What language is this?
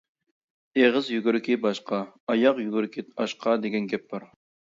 Uyghur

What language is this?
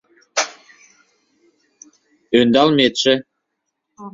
Mari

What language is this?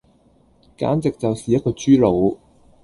Cantonese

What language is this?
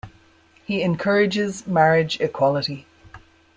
English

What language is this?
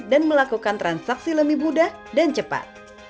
Indonesian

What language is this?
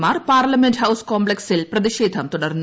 Malayalam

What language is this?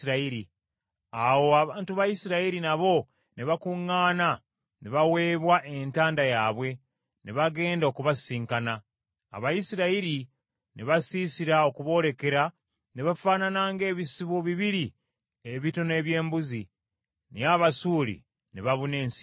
Ganda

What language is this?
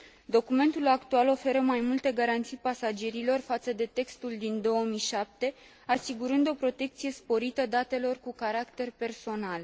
Romanian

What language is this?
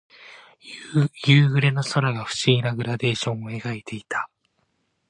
Japanese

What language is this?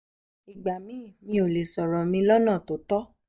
Yoruba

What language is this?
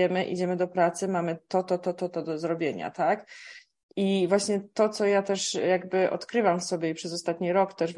Polish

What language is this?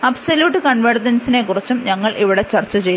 Malayalam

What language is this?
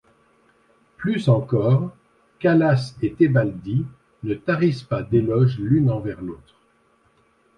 French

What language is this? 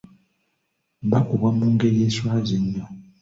Ganda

